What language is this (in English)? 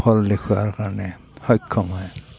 Assamese